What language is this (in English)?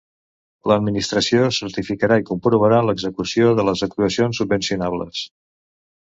Catalan